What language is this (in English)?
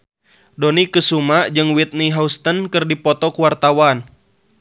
Sundanese